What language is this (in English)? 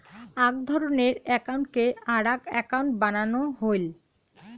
Bangla